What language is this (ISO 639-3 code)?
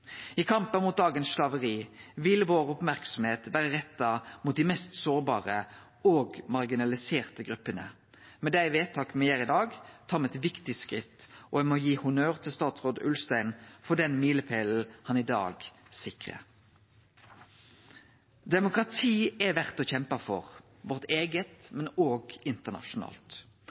nno